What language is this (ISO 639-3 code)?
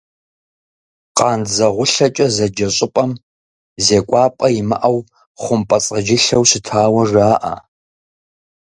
kbd